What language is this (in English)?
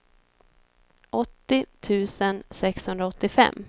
Swedish